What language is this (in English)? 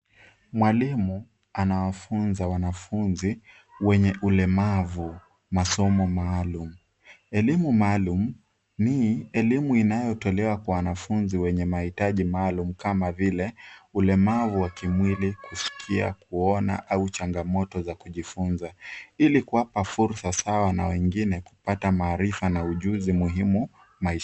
Swahili